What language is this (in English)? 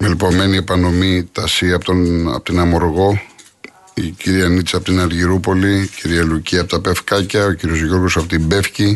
Greek